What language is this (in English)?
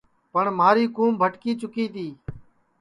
Sansi